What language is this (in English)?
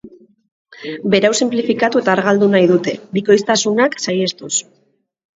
Basque